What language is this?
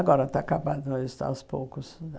Portuguese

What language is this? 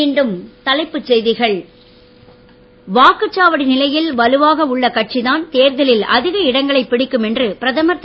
Tamil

